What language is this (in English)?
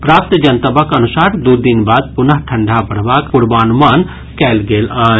Maithili